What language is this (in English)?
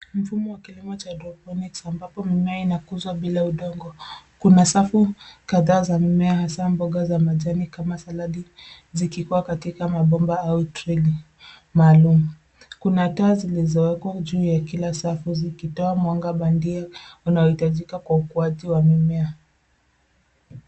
Swahili